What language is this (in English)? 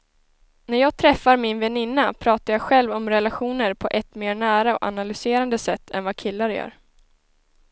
Swedish